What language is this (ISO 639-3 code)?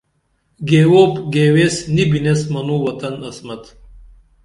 dml